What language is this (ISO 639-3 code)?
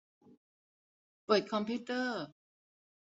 tha